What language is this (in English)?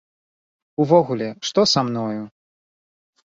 Belarusian